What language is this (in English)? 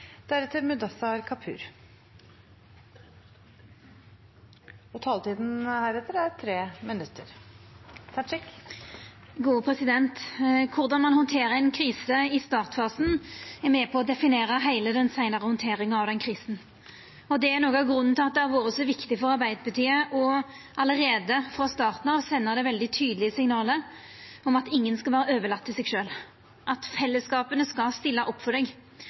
Norwegian Nynorsk